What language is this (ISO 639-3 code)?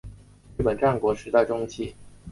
zho